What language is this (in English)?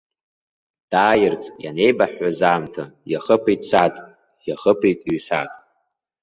Abkhazian